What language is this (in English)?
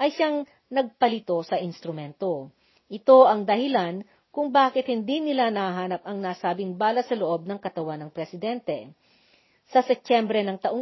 Filipino